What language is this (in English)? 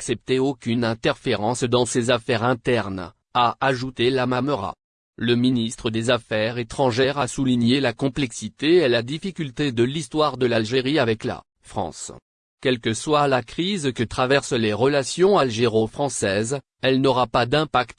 French